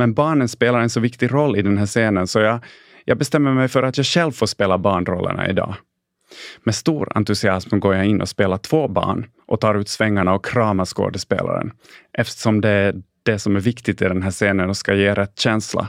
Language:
Swedish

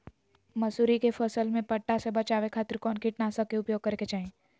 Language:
Magahi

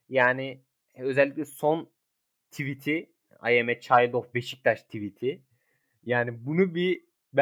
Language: Turkish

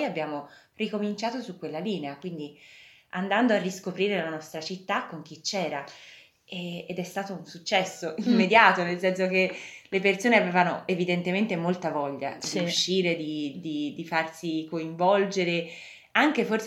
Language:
Italian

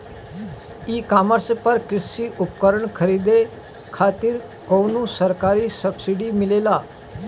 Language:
Bhojpuri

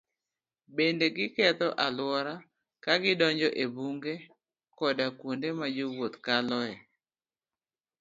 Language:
Luo (Kenya and Tanzania)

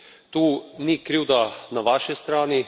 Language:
Slovenian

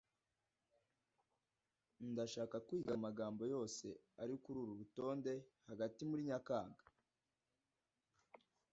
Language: Kinyarwanda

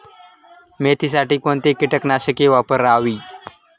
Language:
Marathi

